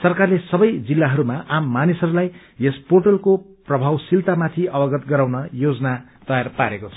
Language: Nepali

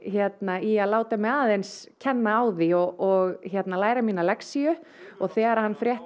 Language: Icelandic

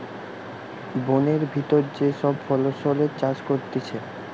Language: Bangla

